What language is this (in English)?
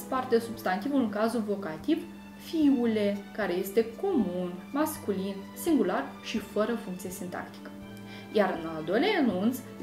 Romanian